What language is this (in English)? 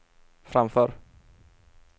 Swedish